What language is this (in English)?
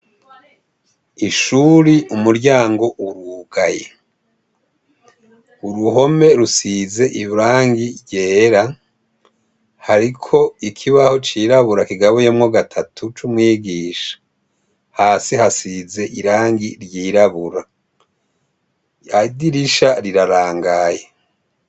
Rundi